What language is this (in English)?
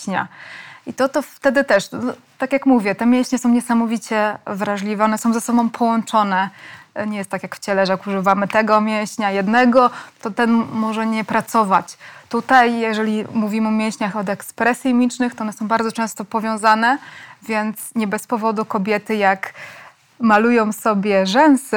Polish